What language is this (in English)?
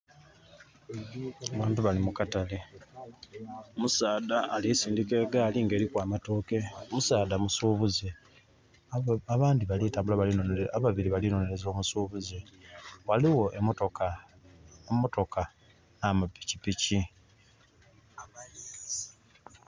Soga